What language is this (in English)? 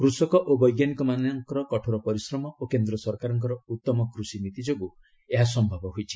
Odia